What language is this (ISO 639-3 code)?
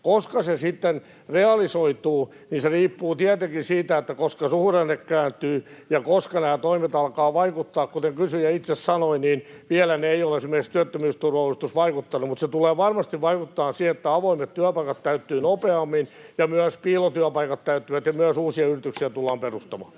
fin